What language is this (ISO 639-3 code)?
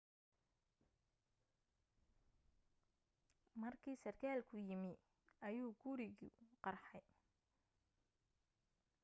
som